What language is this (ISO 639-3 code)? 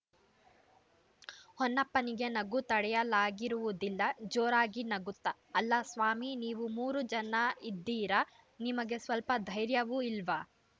kan